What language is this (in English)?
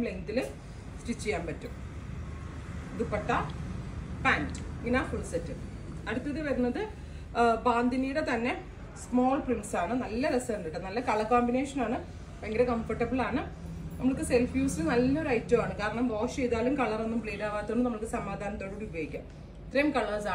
Malayalam